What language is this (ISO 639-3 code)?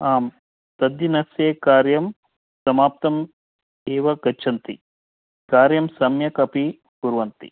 san